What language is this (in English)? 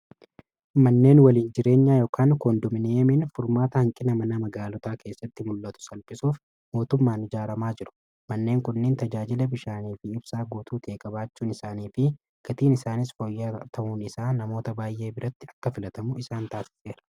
Oromo